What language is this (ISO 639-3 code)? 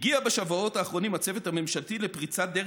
heb